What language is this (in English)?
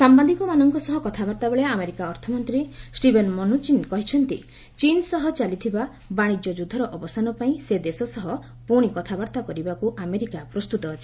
Odia